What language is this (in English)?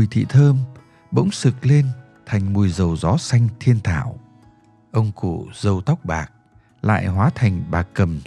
Vietnamese